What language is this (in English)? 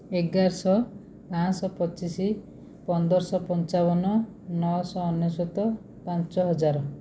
Odia